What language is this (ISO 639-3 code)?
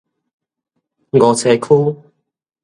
nan